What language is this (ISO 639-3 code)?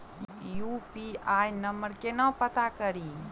mai